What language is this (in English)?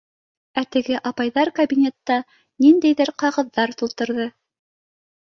Bashkir